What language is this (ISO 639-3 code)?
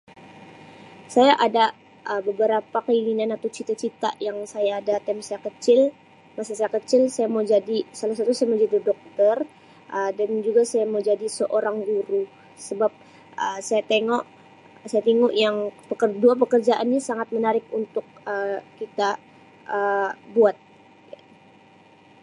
msi